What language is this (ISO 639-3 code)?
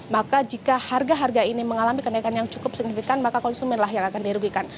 ind